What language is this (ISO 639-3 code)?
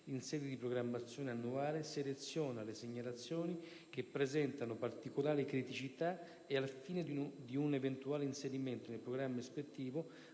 ita